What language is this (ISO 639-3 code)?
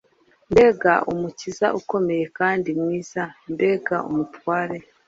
kin